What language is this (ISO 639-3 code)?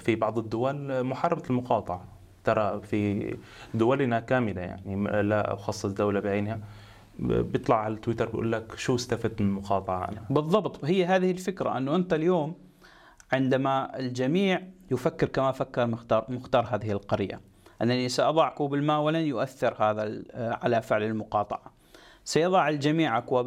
ara